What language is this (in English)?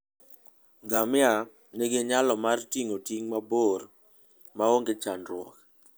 Luo (Kenya and Tanzania)